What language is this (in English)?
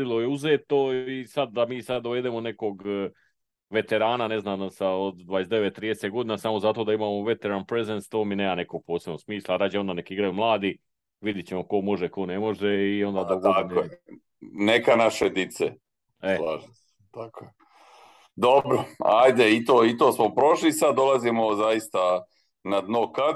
Croatian